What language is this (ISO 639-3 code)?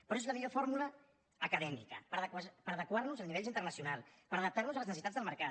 cat